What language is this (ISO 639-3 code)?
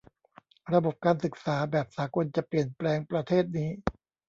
tha